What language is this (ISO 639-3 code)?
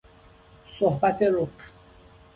fas